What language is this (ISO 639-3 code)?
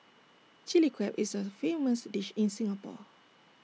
eng